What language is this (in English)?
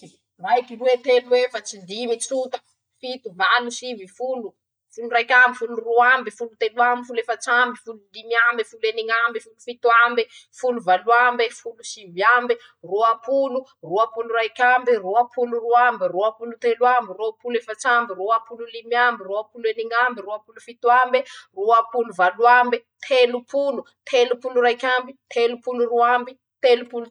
Masikoro Malagasy